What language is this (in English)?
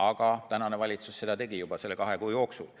Estonian